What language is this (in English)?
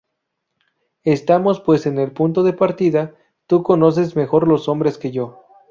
Spanish